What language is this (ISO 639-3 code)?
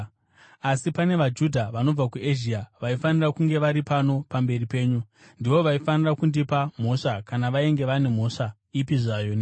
sna